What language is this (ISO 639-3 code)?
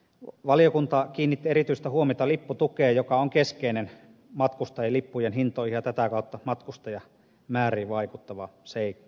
fin